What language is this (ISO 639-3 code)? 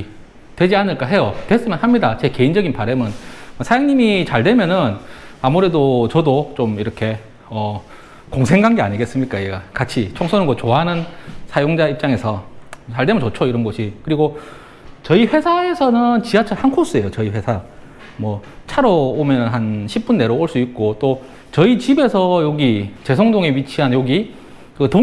kor